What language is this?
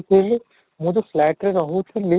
Odia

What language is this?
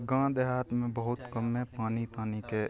Maithili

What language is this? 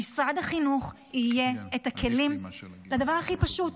Hebrew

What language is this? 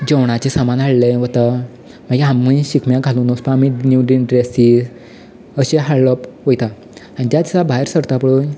Konkani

